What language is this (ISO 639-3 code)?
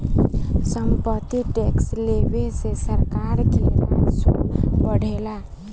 bho